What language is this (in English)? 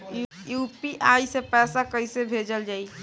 Bhojpuri